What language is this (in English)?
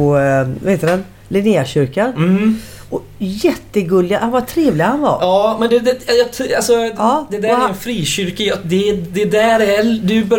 Swedish